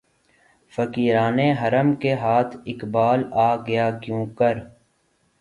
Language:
Urdu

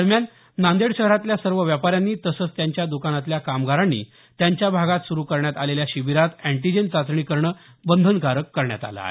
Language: Marathi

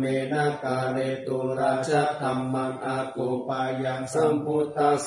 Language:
Thai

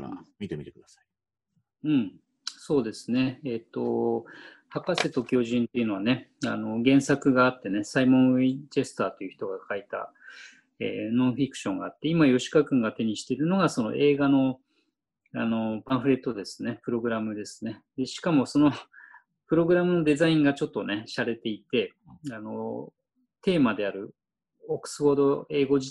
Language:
Japanese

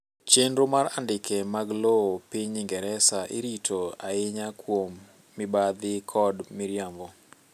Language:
Luo (Kenya and Tanzania)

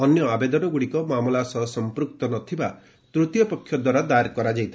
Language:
Odia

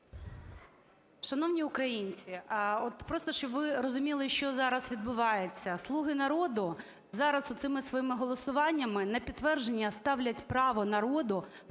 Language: Ukrainian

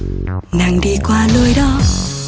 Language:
Vietnamese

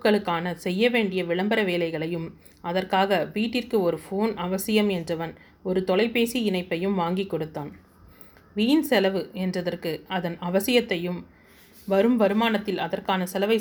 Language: Tamil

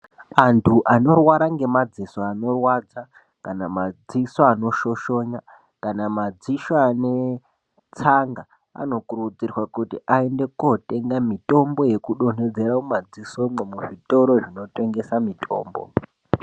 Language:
Ndau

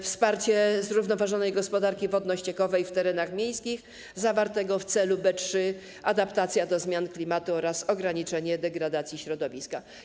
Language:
Polish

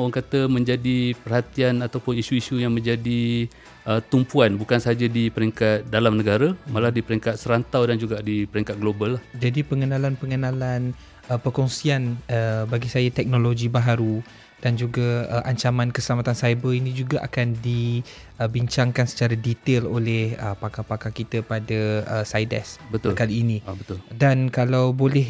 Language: Malay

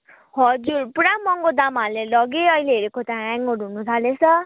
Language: Nepali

